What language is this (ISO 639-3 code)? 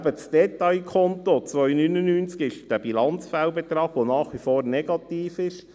gsw